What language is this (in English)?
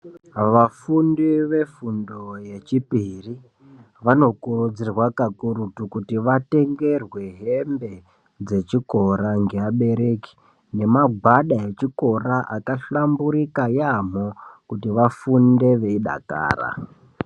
Ndau